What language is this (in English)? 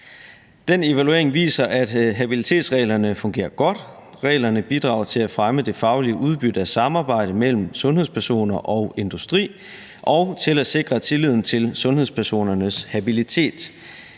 Danish